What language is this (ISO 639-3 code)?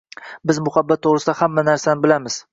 uzb